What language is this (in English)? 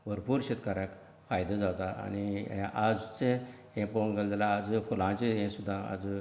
Konkani